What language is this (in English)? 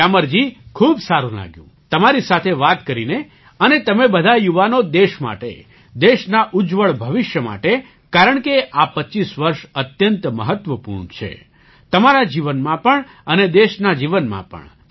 Gujarati